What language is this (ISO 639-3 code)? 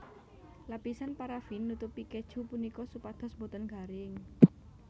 jav